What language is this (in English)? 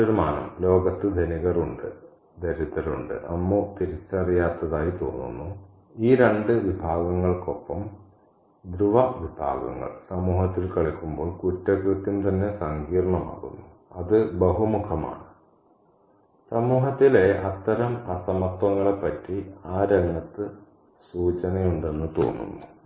Malayalam